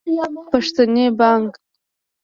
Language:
Pashto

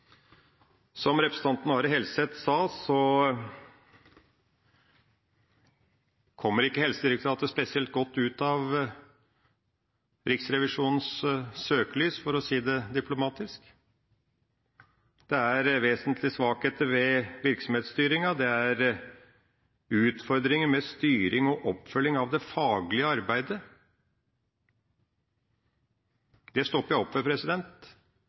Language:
Norwegian Bokmål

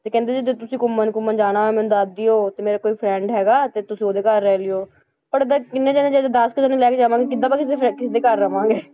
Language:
Punjabi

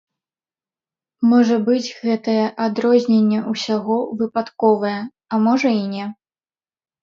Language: Belarusian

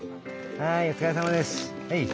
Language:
Japanese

